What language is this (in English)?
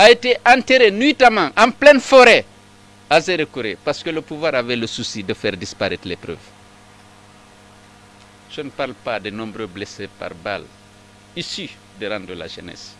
French